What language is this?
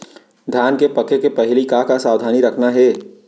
Chhattisgarhi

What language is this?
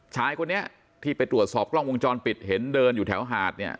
Thai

